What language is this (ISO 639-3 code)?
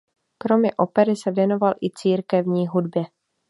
ces